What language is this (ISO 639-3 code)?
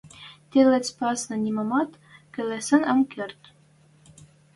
mrj